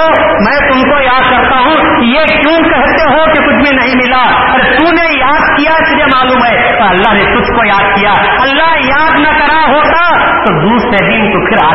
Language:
Urdu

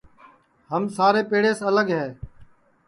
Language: Sansi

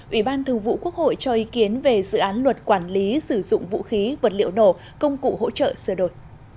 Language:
Vietnamese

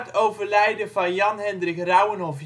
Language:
Dutch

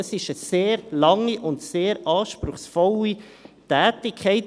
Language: Swiss German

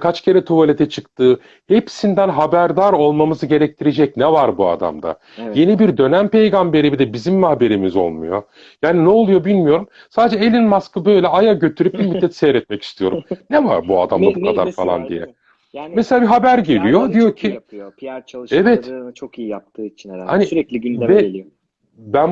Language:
Turkish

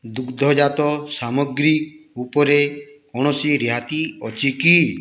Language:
Odia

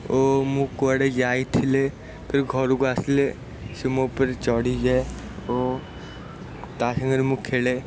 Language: Odia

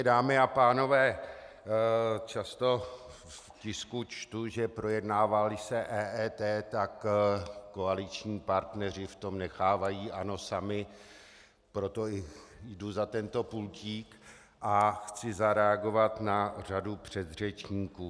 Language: Czech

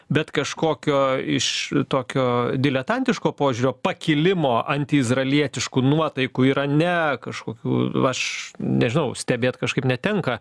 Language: Lithuanian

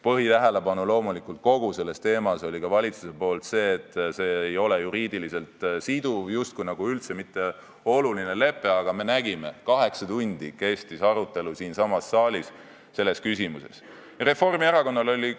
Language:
Estonian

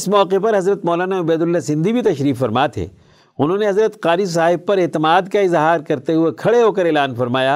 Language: Urdu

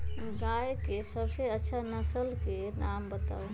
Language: Magahi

